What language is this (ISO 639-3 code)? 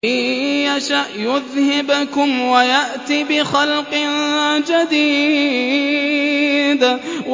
ara